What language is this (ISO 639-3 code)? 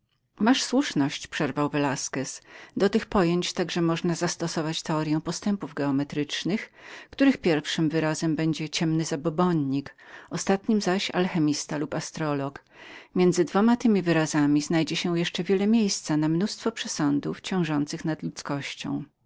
pol